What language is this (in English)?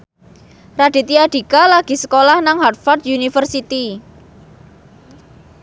Javanese